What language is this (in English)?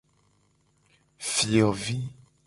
Gen